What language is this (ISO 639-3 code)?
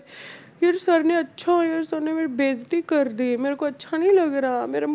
pan